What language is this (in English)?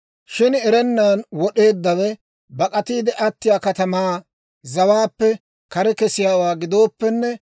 Dawro